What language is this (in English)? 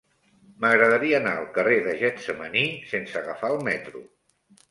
Catalan